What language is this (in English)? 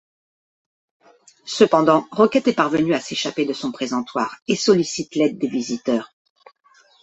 French